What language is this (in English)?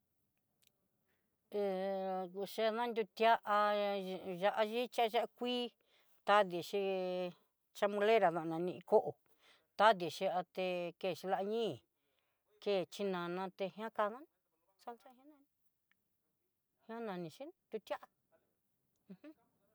Southeastern Nochixtlán Mixtec